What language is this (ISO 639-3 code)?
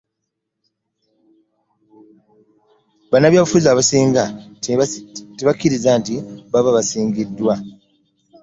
lug